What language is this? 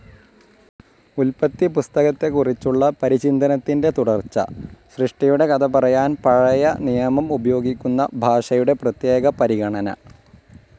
Malayalam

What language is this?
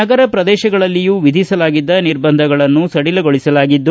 Kannada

